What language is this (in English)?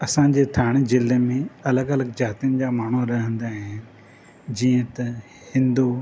Sindhi